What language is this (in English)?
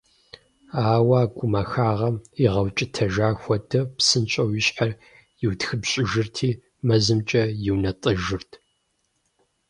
Kabardian